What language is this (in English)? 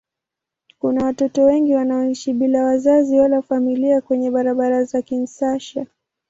Swahili